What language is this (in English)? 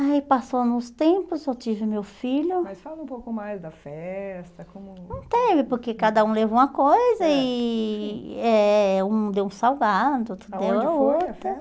Portuguese